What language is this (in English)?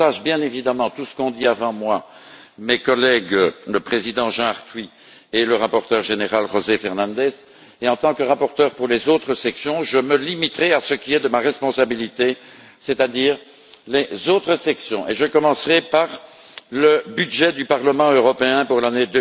French